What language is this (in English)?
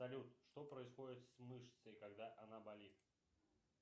Russian